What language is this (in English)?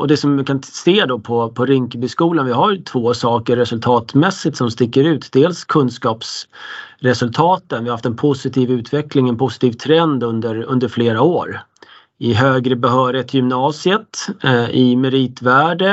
Swedish